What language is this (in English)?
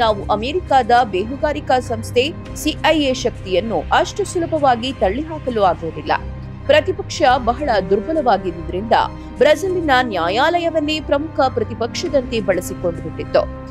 Kannada